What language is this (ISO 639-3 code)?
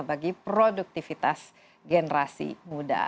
ind